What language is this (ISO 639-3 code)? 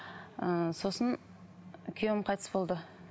kaz